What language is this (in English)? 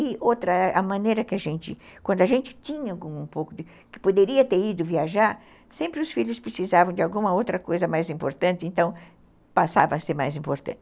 Portuguese